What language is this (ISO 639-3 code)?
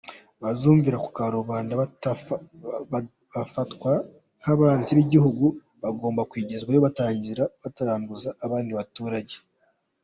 kin